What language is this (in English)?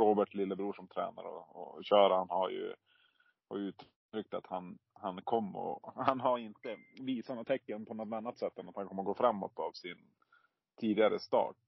Swedish